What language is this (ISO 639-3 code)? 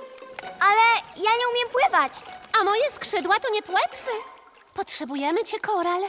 pol